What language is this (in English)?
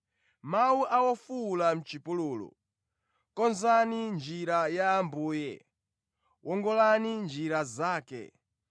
Nyanja